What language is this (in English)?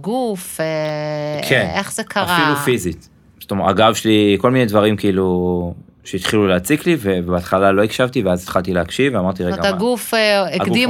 Hebrew